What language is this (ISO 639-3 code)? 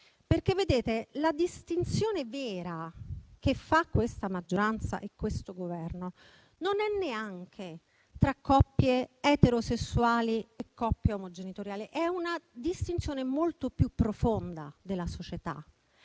ita